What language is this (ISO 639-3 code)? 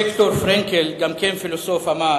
heb